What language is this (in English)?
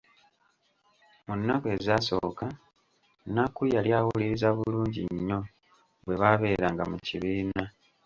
Ganda